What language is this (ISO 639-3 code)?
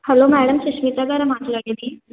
tel